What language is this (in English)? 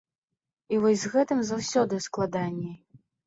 Belarusian